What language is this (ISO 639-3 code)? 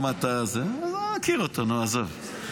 heb